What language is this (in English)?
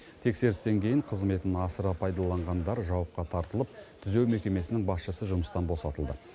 Kazakh